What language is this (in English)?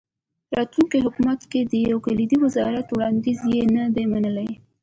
Pashto